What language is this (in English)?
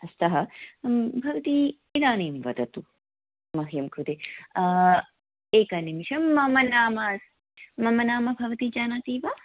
Sanskrit